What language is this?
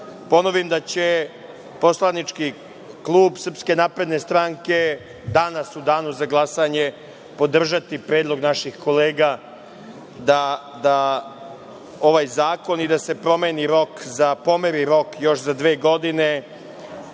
Serbian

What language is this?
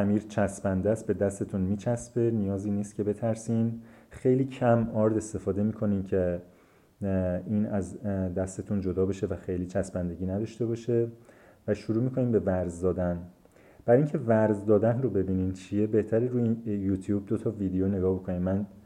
Persian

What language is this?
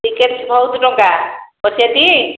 Odia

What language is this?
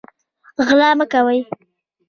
Pashto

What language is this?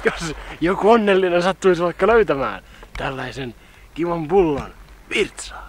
Finnish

